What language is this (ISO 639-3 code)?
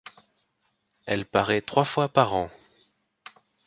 fra